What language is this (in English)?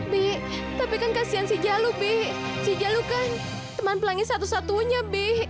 Indonesian